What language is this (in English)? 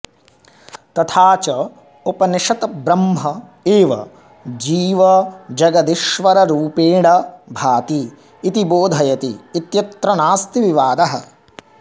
Sanskrit